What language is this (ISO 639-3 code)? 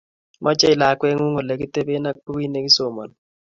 kln